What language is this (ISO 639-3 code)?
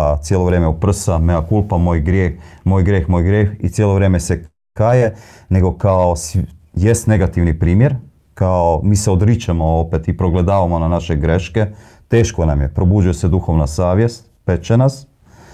hrv